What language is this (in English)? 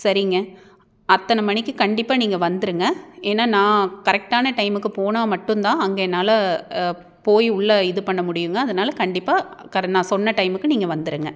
Tamil